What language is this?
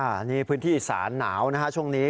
Thai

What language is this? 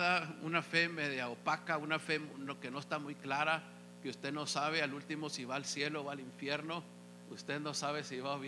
Spanish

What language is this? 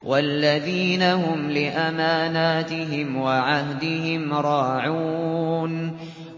Arabic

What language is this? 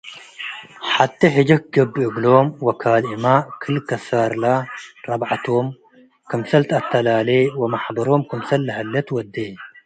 Tigre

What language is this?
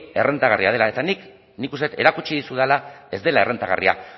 Basque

